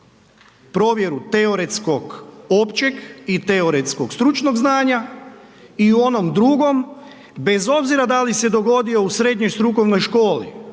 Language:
Croatian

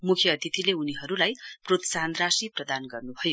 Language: Nepali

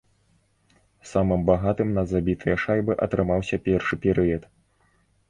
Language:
Belarusian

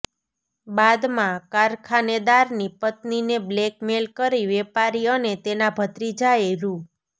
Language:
Gujarati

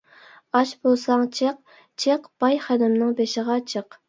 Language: Uyghur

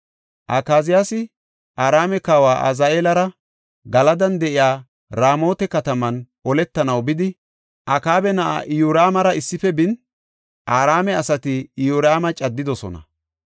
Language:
Gofa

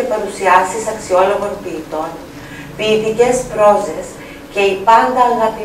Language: Greek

